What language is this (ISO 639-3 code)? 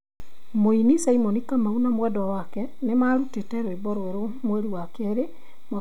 kik